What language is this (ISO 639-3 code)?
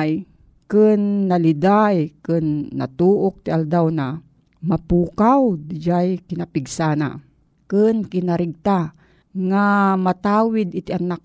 fil